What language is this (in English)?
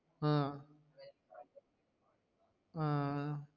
Tamil